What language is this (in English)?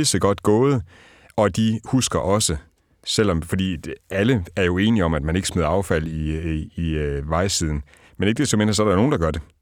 Danish